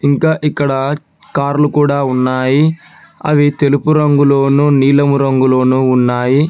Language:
Telugu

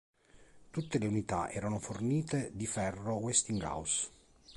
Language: Italian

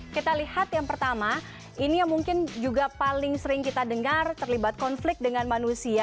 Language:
Indonesian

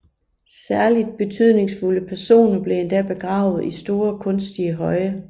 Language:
Danish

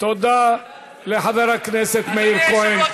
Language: Hebrew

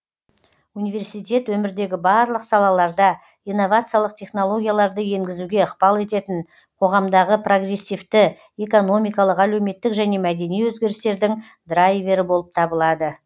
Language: Kazakh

